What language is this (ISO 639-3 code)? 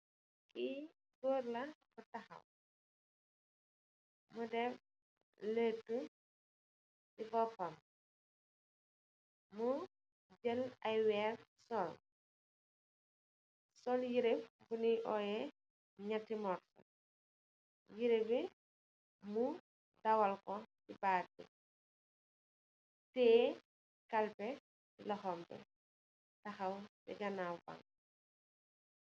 wol